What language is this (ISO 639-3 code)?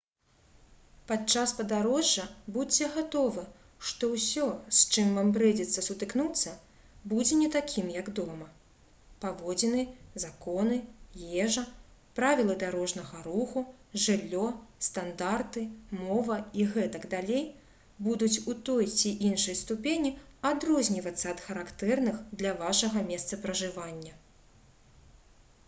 bel